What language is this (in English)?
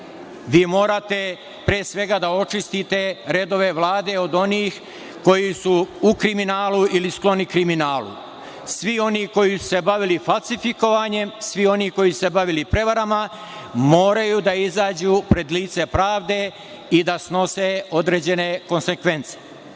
Serbian